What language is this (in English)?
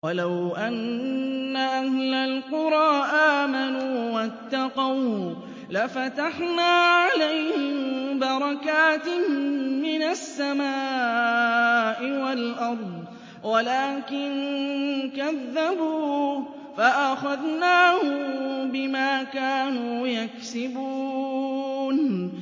Arabic